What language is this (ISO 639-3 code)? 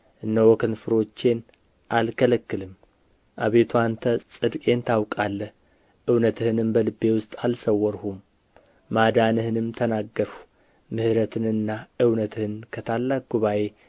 amh